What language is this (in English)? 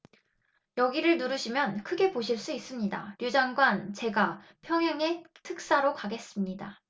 Korean